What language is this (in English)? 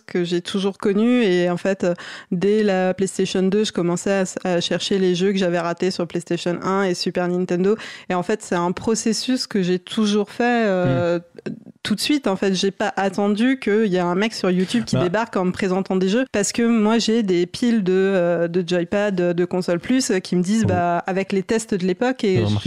French